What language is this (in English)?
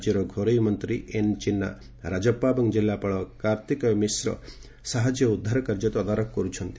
Odia